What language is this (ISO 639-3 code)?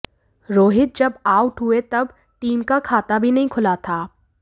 hin